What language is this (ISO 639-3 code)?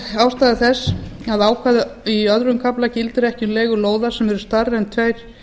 isl